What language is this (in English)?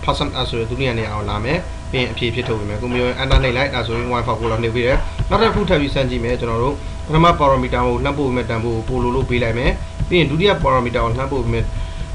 Korean